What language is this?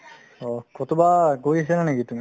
Assamese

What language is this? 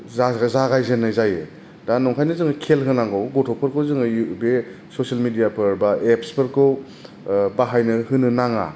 Bodo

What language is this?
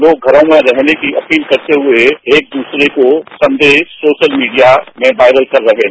Hindi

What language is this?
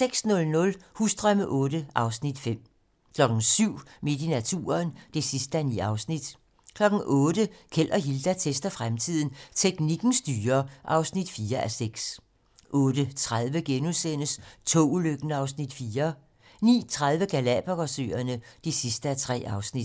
Danish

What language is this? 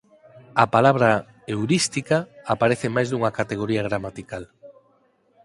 Galician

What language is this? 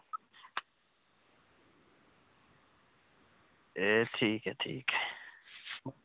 Dogri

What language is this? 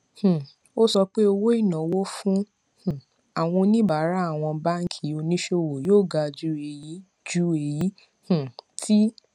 Yoruba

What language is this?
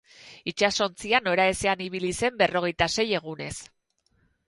Basque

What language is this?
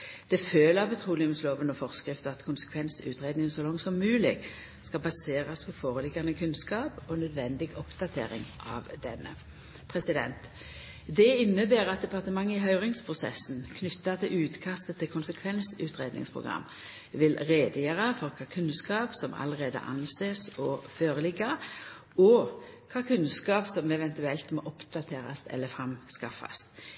Norwegian Nynorsk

